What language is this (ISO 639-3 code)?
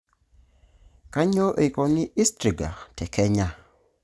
mas